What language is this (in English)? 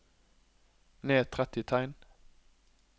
Norwegian